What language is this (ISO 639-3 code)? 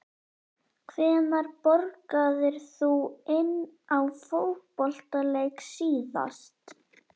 isl